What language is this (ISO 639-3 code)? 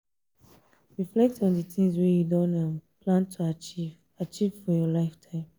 pcm